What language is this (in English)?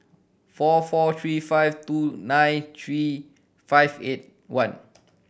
English